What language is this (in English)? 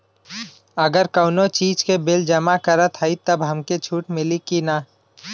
Bhojpuri